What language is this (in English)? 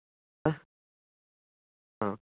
Kannada